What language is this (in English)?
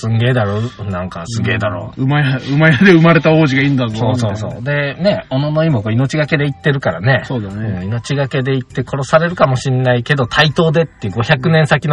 Japanese